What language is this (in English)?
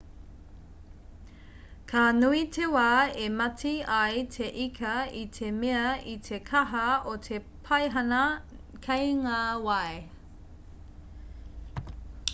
Māori